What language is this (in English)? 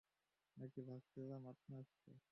Bangla